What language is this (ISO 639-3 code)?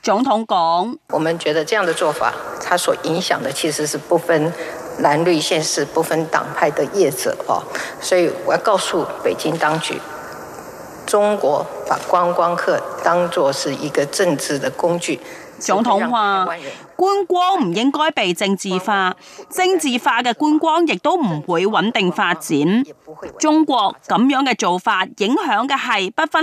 zho